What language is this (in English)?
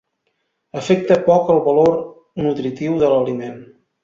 Catalan